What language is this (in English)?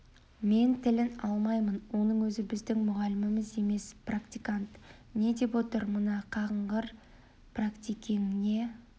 Kazakh